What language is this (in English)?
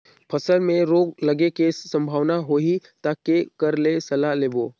Chhattisgarhi